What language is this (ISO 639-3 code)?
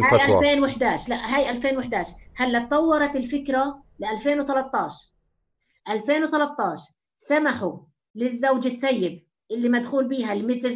ara